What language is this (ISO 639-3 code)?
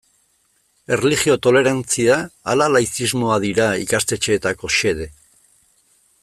eus